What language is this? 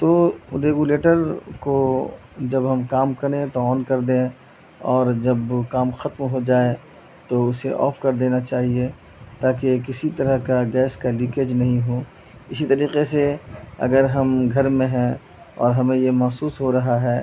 Urdu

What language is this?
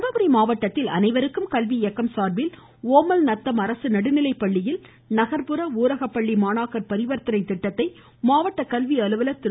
Tamil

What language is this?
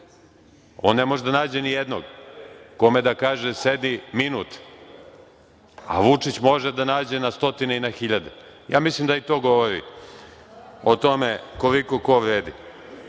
Serbian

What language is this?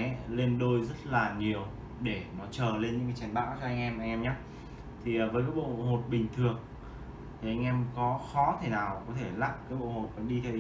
Vietnamese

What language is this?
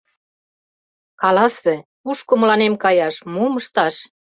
Mari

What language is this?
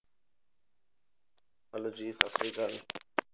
Punjabi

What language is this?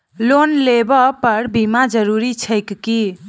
Maithili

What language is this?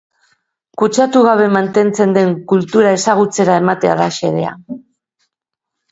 Basque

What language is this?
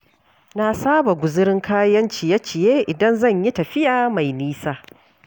Hausa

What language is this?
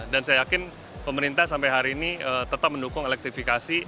Indonesian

